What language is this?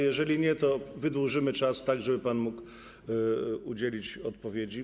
Polish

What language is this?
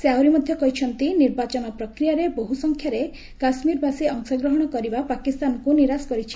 Odia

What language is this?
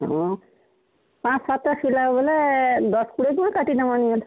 Odia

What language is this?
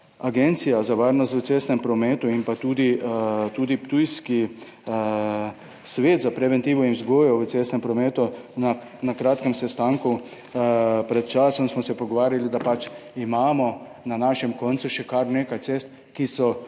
Slovenian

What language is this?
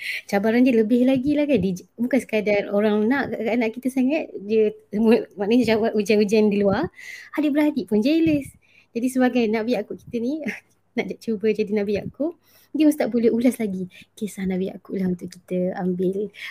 Malay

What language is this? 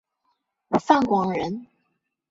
Chinese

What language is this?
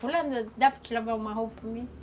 Portuguese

